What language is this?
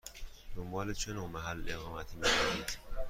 Persian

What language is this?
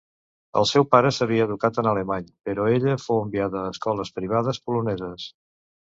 Catalan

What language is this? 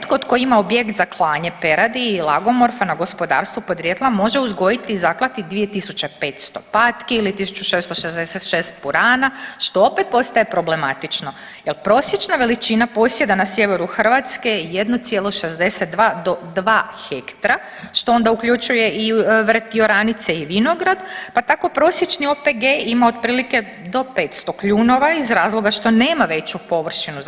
Croatian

